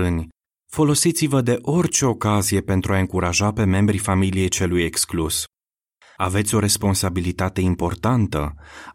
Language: Romanian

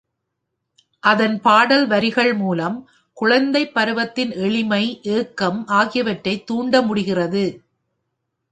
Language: Tamil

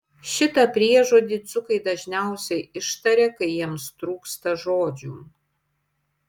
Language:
Lithuanian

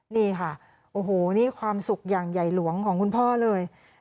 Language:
Thai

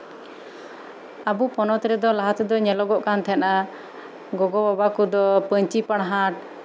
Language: Santali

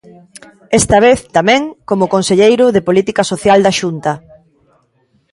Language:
Galician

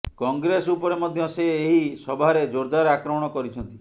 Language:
Odia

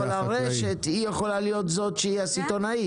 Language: Hebrew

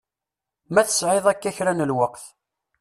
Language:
Kabyle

